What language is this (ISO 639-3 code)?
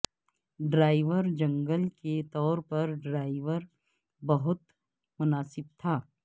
urd